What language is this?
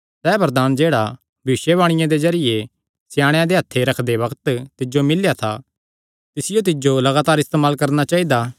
Kangri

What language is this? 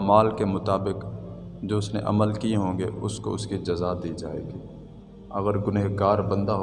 Urdu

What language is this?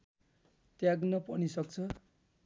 Nepali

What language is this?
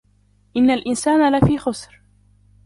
Arabic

